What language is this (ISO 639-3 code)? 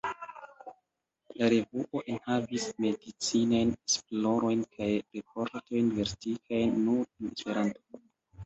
epo